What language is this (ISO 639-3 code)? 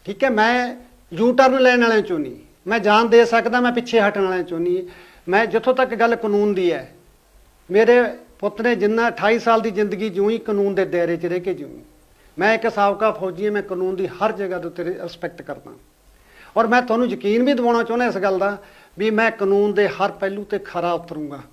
pan